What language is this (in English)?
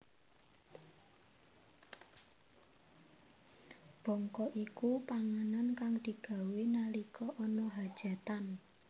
Javanese